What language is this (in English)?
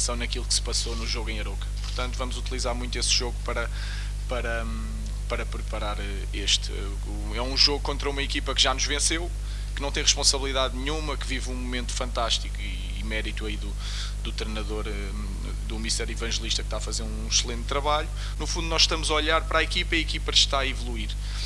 Portuguese